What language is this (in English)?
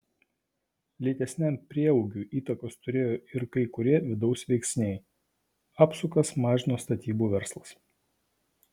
Lithuanian